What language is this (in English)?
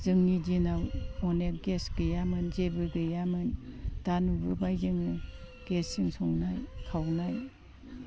Bodo